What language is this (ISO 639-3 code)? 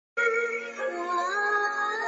zho